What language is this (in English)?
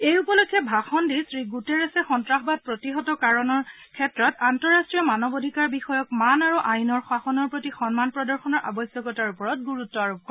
Assamese